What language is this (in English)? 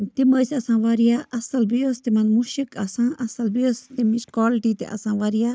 Kashmiri